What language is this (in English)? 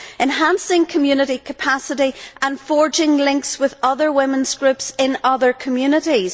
English